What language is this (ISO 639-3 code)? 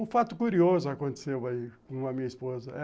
por